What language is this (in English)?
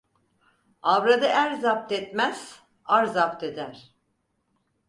Turkish